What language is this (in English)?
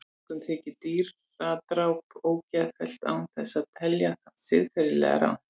Icelandic